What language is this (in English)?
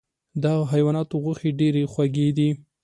Pashto